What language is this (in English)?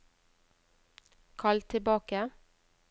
Norwegian